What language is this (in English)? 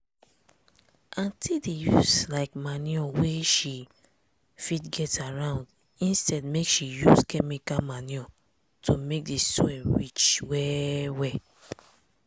Nigerian Pidgin